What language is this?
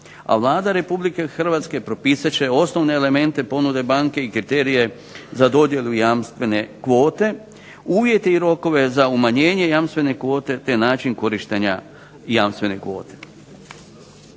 Croatian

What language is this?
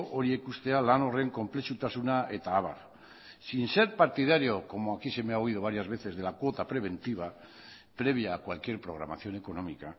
Spanish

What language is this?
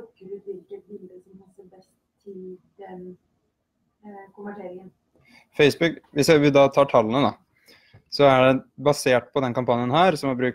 Norwegian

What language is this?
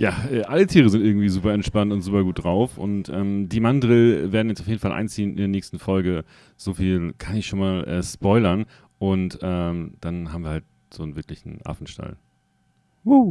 German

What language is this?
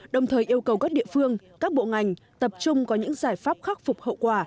Vietnamese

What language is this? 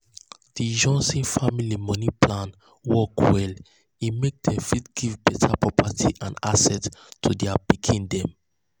Nigerian Pidgin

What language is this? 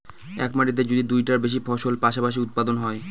Bangla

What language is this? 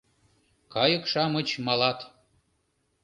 Mari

